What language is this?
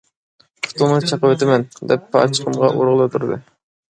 Uyghur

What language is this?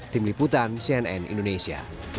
Indonesian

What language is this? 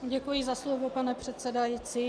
Czech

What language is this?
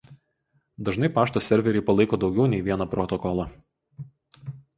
Lithuanian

